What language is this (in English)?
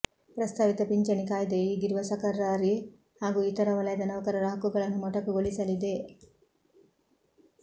Kannada